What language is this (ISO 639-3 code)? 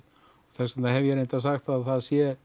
isl